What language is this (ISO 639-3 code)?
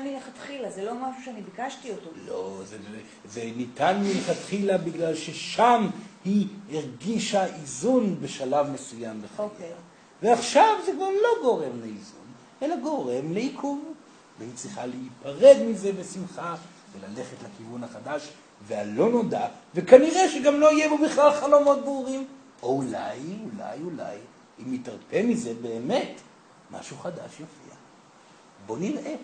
heb